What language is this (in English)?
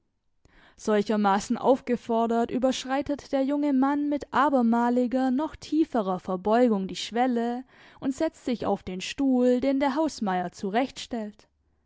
German